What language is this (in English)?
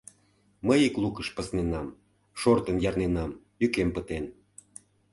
Mari